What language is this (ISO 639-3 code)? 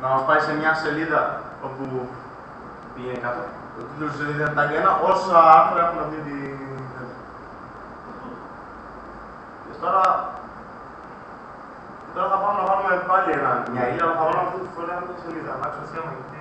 ell